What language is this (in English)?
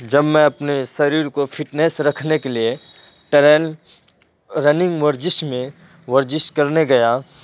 Urdu